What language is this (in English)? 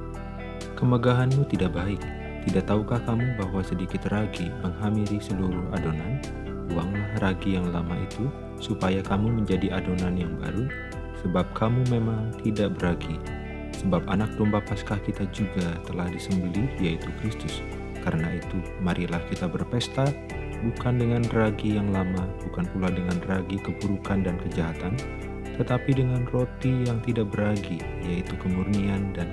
Indonesian